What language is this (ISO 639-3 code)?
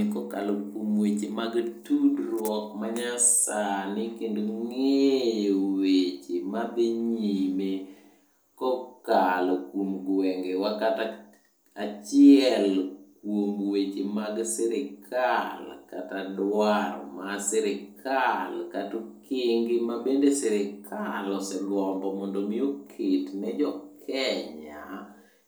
luo